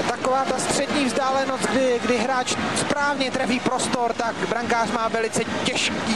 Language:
Czech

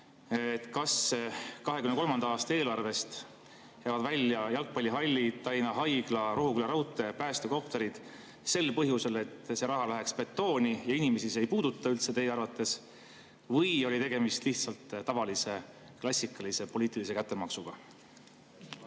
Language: Estonian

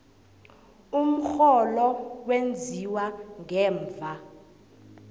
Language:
South Ndebele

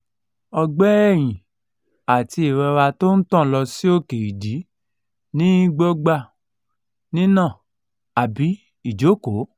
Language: Yoruba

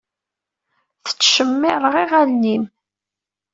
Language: Kabyle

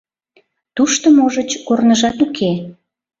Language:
Mari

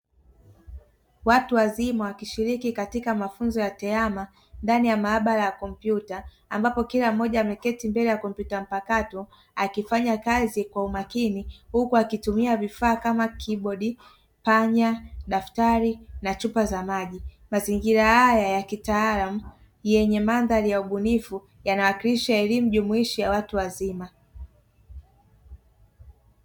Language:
Swahili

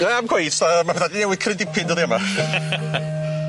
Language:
Welsh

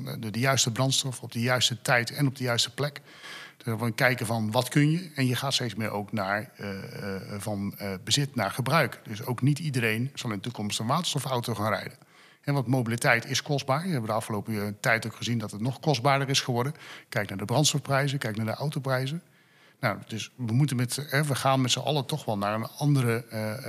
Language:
Dutch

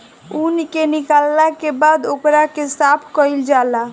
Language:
Bhojpuri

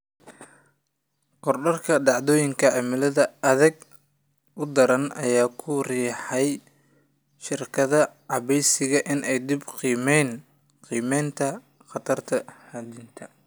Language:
Somali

